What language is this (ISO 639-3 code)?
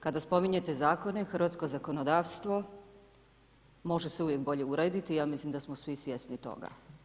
hrv